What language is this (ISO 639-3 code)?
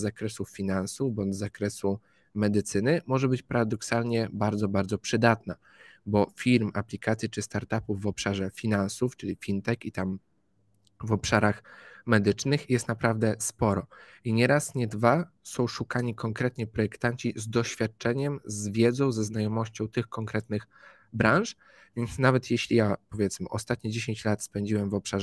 pol